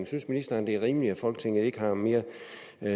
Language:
Danish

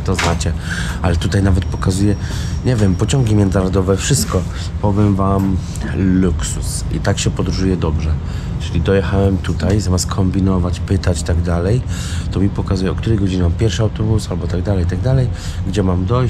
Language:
Polish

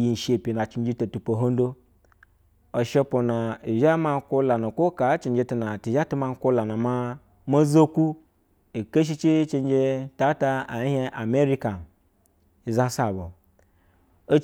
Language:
Basa (Nigeria)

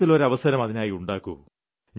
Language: Malayalam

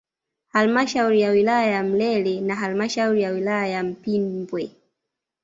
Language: Swahili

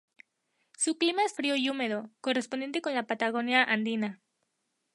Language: Spanish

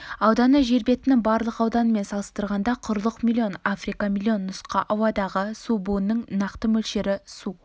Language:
Kazakh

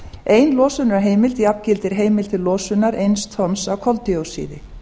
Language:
Icelandic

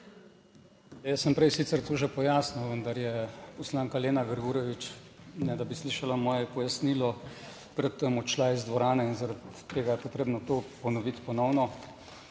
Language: Slovenian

